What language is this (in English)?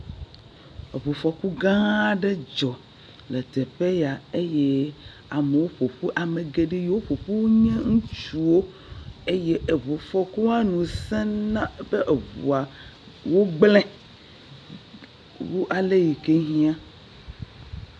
Ewe